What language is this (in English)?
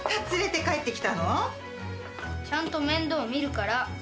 Japanese